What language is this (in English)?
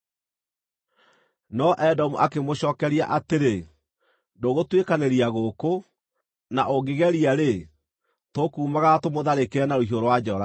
Kikuyu